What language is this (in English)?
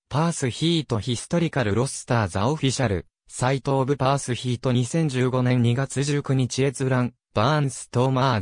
Japanese